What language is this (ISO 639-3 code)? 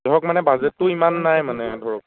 asm